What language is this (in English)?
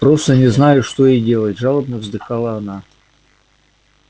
Russian